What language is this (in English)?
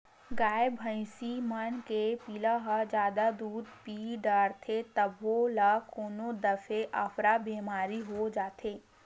Chhattisgarhi